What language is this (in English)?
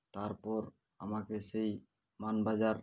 Bangla